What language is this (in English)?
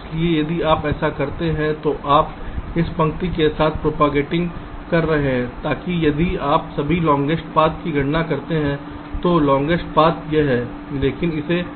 Hindi